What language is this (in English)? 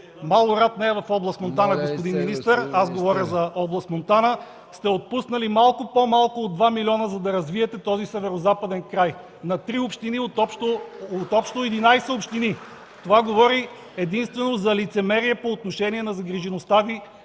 Bulgarian